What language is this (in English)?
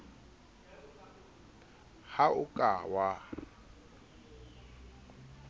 Southern Sotho